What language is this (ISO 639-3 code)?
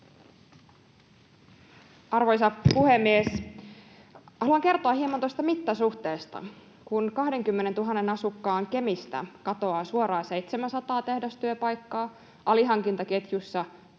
fin